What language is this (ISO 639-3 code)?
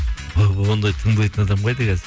kaz